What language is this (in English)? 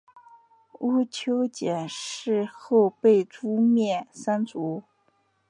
Chinese